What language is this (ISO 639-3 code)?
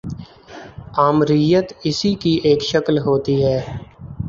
urd